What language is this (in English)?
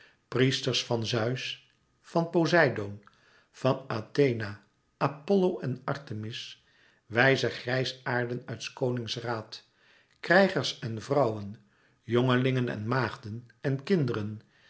Dutch